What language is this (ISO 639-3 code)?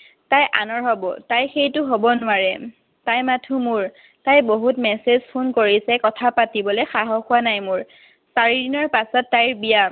asm